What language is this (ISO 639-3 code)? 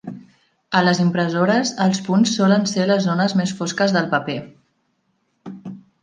cat